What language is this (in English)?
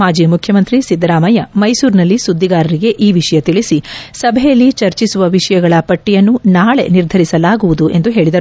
Kannada